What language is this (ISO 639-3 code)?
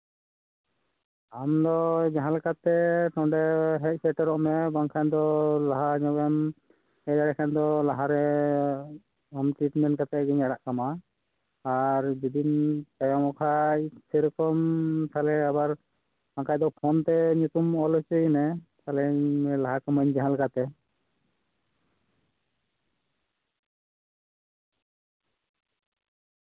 sat